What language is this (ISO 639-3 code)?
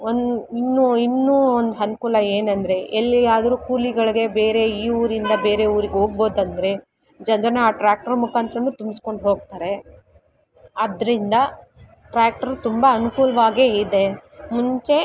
kan